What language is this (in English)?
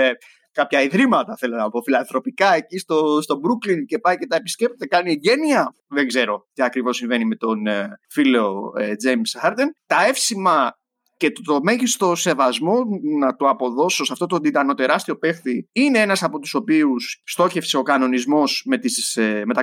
Greek